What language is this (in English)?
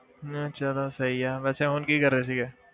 Punjabi